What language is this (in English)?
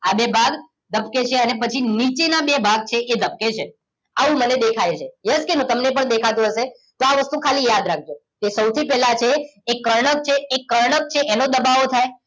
Gujarati